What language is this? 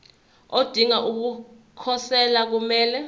Zulu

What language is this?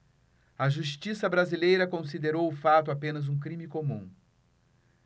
Portuguese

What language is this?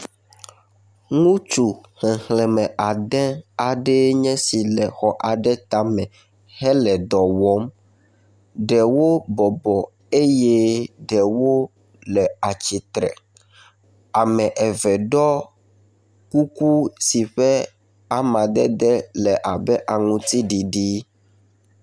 Ewe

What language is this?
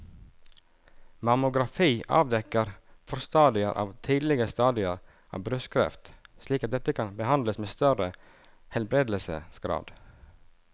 Norwegian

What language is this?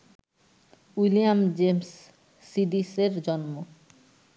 Bangla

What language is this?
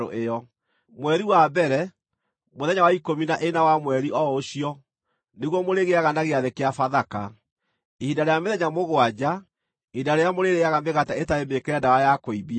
Kikuyu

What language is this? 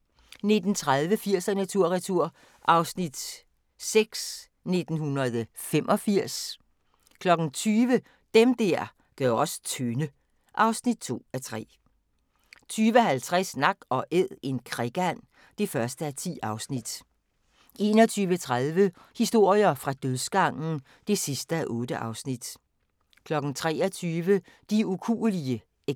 Danish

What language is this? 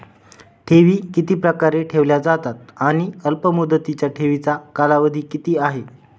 Marathi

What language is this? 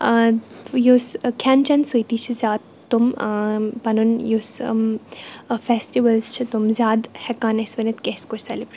Kashmiri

